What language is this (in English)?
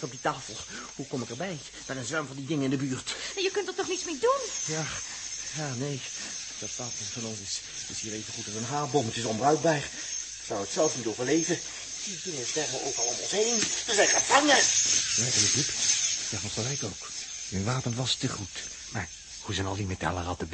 Dutch